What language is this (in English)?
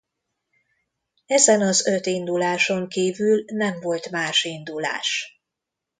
Hungarian